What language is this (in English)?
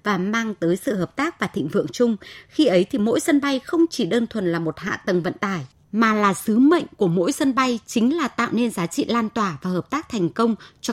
Vietnamese